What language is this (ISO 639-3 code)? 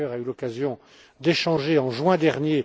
fra